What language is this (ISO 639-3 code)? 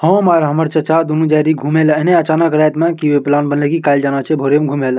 mai